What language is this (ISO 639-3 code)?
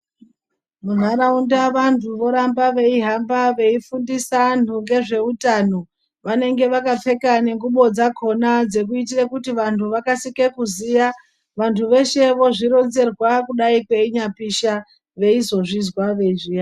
ndc